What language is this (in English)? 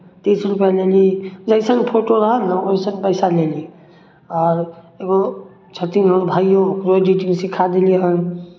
Maithili